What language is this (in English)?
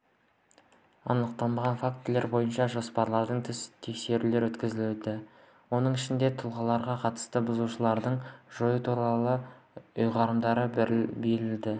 Kazakh